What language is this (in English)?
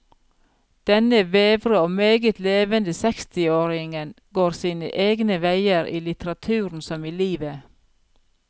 Norwegian